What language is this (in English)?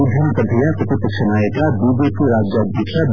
Kannada